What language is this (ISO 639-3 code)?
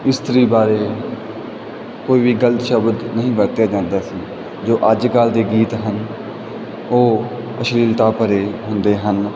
pan